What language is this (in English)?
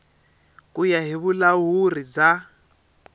Tsonga